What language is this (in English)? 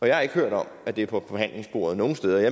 Danish